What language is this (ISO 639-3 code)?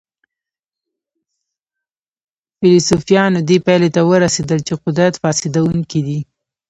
pus